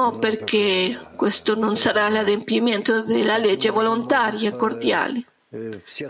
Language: Italian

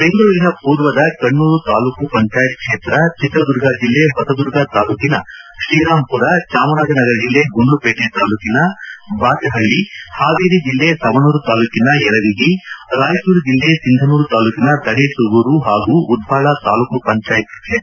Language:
Kannada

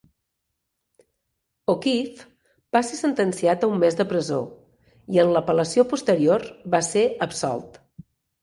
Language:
Catalan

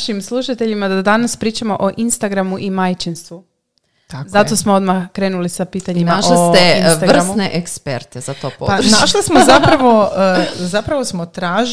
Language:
Croatian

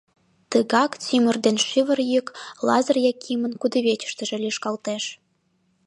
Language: Mari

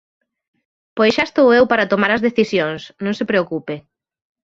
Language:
Galician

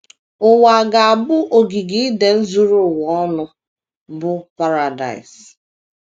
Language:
Igbo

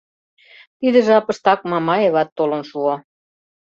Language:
Mari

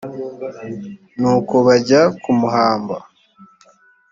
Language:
Kinyarwanda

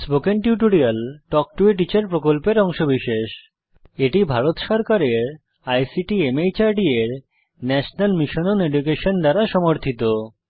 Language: Bangla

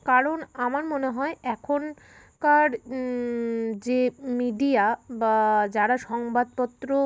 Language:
Bangla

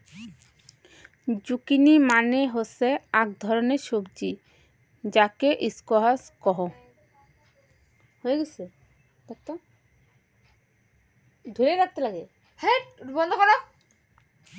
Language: Bangla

